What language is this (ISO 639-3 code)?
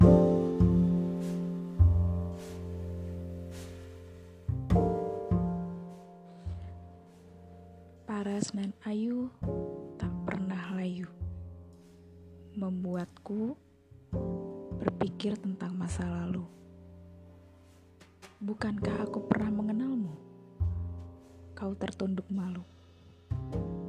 ind